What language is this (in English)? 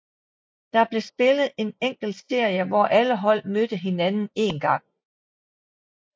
Danish